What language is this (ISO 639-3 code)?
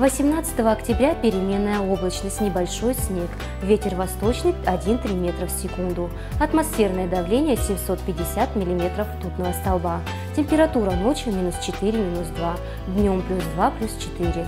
rus